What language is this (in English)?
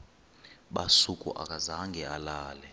Xhosa